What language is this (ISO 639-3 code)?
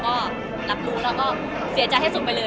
tha